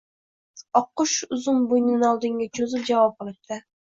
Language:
Uzbek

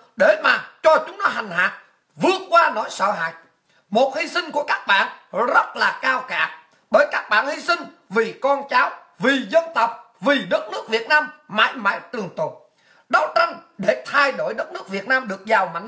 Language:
Vietnamese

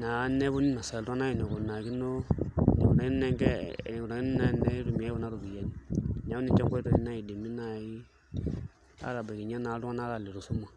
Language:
Masai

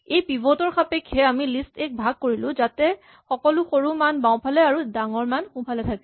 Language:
Assamese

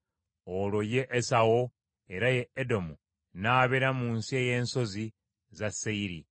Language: Ganda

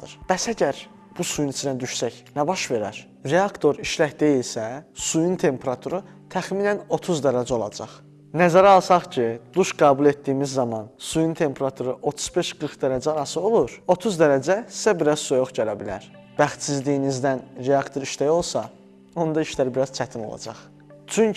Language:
Turkish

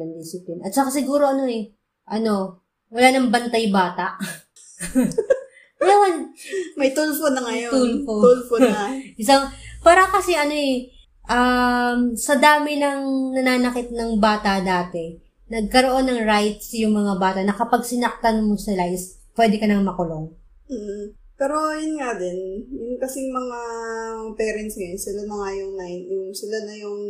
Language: Filipino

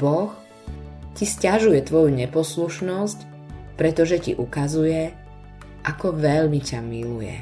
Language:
Slovak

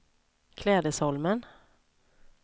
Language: Swedish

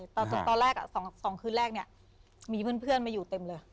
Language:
Thai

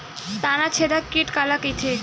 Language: Chhattisgarhi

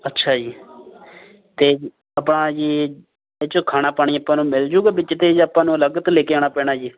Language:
Punjabi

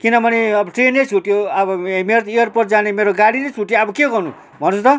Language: Nepali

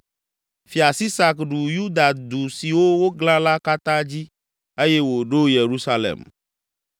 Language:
Ewe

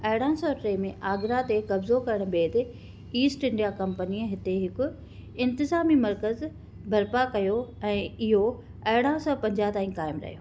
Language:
Sindhi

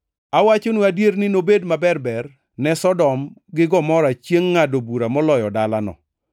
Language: Luo (Kenya and Tanzania)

